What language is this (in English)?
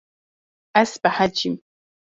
Kurdish